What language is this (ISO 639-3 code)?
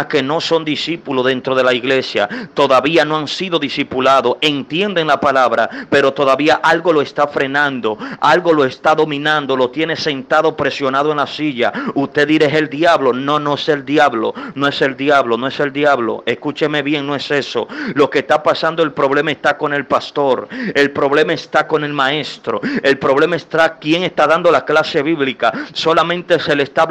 spa